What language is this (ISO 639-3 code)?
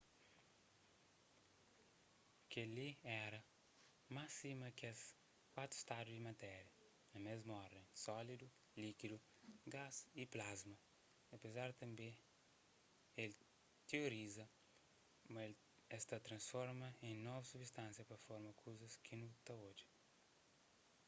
kea